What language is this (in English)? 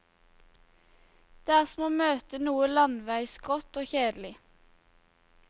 Norwegian